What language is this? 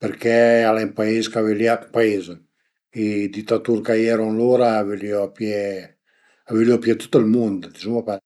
Piedmontese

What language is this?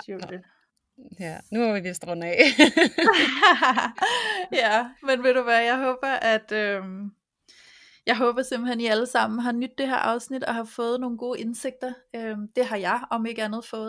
Danish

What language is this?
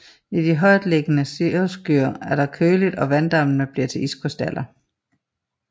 Danish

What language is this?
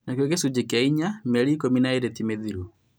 Kikuyu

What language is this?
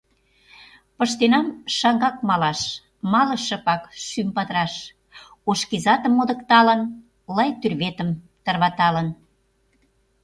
Mari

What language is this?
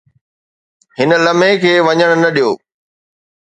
Sindhi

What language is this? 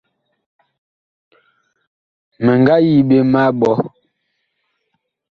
Bakoko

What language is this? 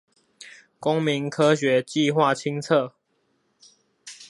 Chinese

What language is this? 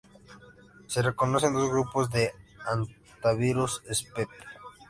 Spanish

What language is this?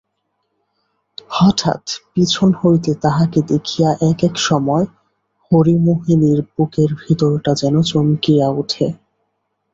Bangla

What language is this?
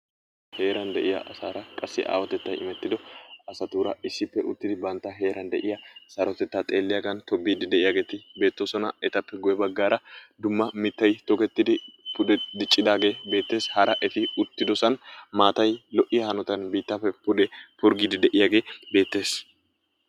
Wolaytta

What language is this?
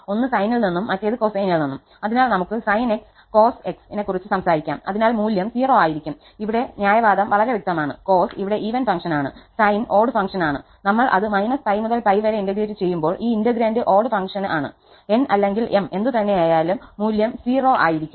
Malayalam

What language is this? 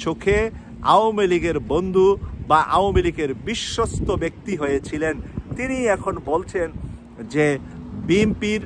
Polish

